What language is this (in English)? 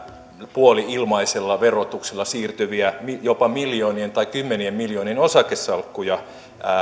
Finnish